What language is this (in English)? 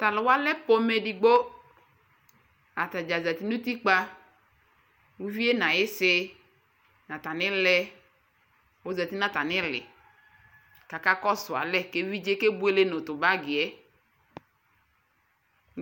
Ikposo